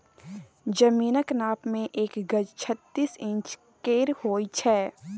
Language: Maithili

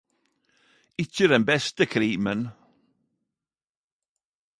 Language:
Norwegian Nynorsk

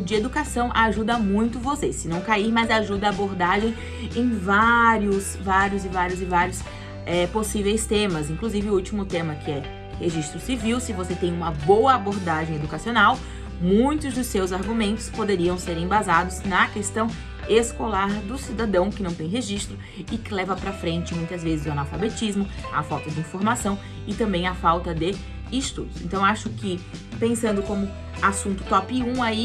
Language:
Portuguese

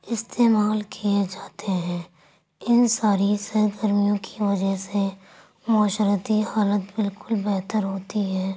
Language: Urdu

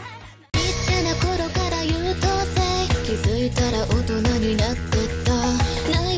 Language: Japanese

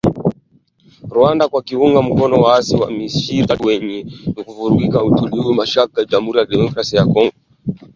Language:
Swahili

